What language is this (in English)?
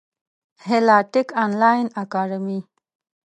Pashto